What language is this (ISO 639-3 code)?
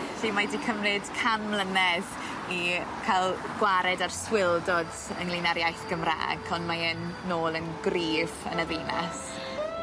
cym